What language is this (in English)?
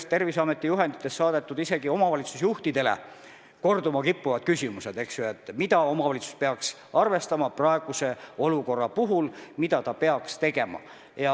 Estonian